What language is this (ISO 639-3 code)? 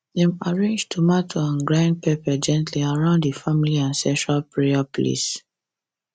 pcm